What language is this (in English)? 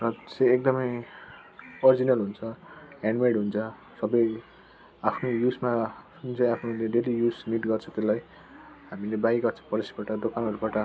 Nepali